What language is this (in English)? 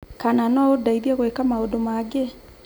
Kikuyu